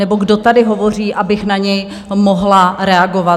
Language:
Czech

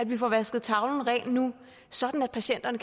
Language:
Danish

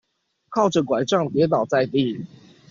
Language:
Chinese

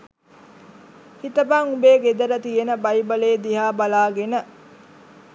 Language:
Sinhala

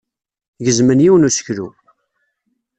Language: Kabyle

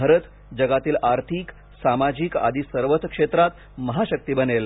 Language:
Marathi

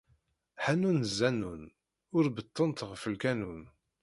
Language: Kabyle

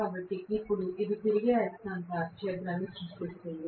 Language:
Telugu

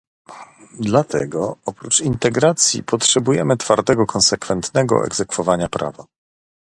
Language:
Polish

